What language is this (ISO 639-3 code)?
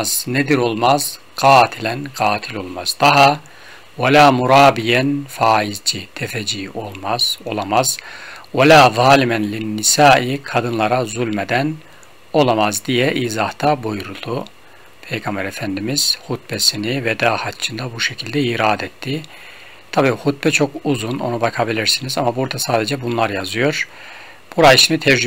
tur